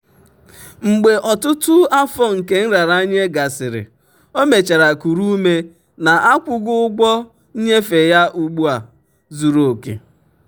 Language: Igbo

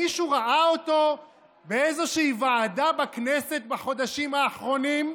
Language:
Hebrew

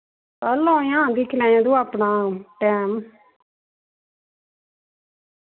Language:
Dogri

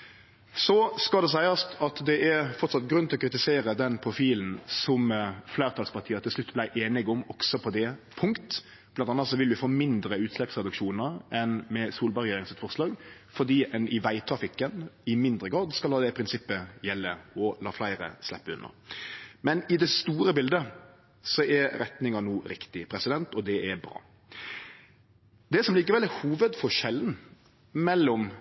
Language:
Norwegian Nynorsk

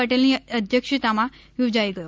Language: Gujarati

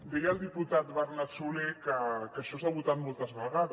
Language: Catalan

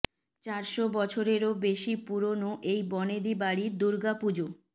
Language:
Bangla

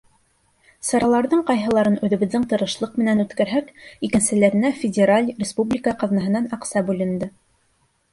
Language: Bashkir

